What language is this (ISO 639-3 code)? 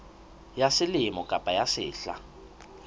sot